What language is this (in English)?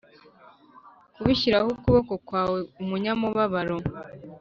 Kinyarwanda